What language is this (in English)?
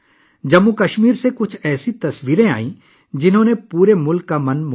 Urdu